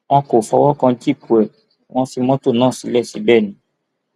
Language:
Yoruba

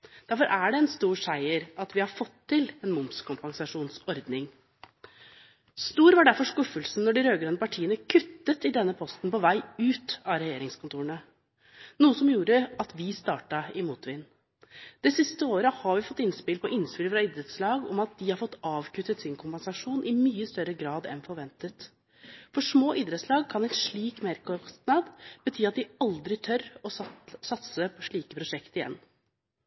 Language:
Norwegian Bokmål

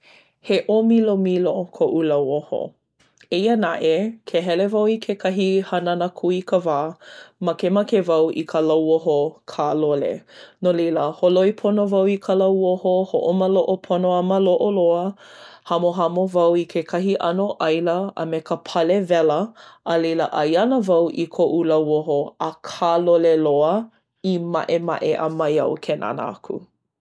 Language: Hawaiian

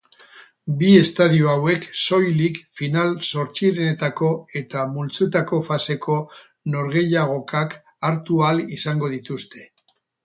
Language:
Basque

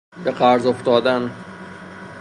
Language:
Persian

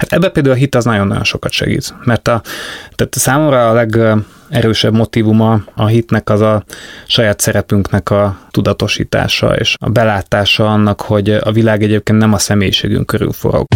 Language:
Hungarian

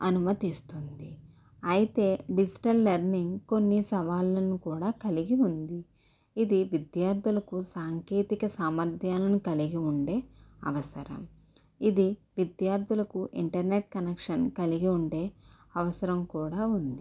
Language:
Telugu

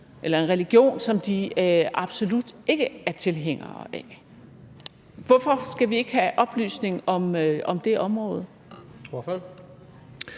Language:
Danish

